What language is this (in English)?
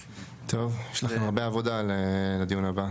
Hebrew